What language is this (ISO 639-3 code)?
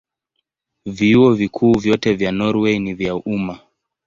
swa